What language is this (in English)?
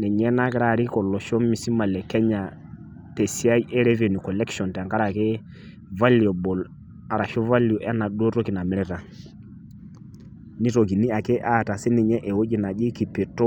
Masai